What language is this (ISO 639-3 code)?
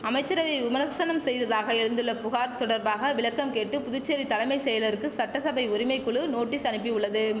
tam